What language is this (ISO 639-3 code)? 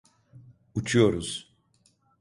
tur